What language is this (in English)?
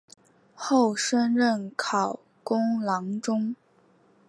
Chinese